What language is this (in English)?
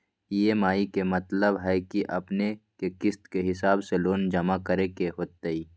Magahi